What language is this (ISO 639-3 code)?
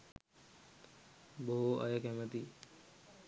sin